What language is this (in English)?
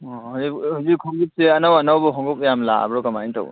Manipuri